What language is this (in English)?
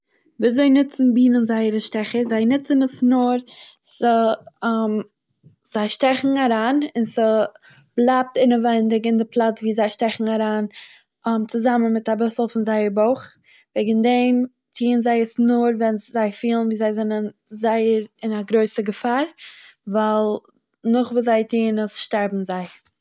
Yiddish